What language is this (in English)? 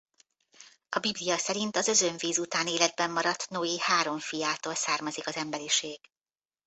Hungarian